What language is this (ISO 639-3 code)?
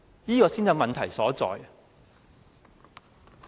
yue